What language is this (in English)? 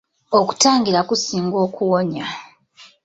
Ganda